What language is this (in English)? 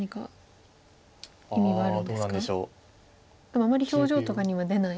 Japanese